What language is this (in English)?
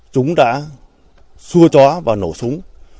Vietnamese